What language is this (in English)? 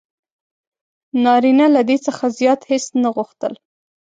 Pashto